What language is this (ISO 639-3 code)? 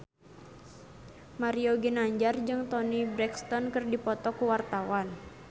sun